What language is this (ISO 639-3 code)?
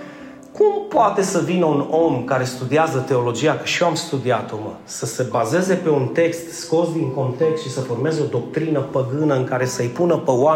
ron